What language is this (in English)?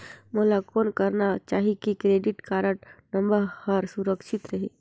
Chhattisgarhi